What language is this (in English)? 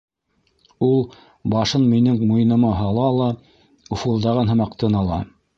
Bashkir